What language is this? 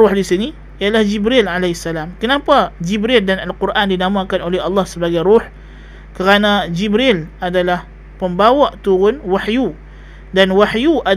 Malay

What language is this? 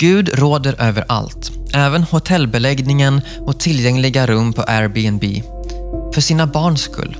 Swedish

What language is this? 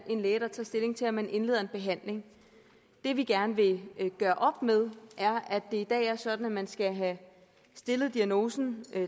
Danish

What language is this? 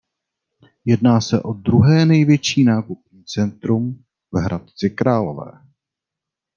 Czech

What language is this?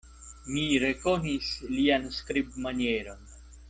Esperanto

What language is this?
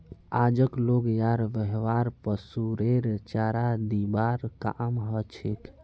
Magahi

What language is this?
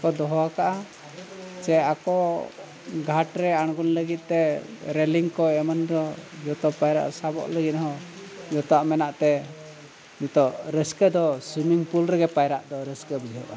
Santali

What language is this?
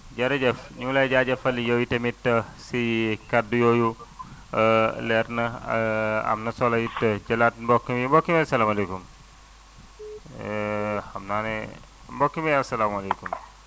Wolof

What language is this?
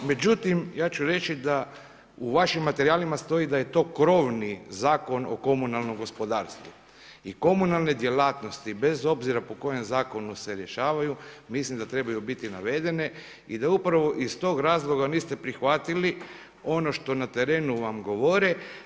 Croatian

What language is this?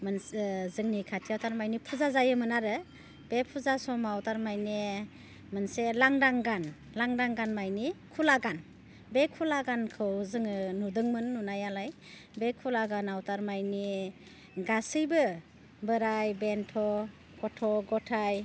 Bodo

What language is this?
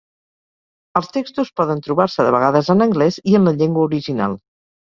Catalan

